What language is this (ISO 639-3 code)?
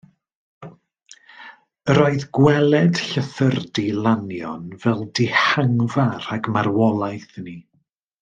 cym